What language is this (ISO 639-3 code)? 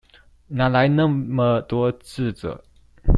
zho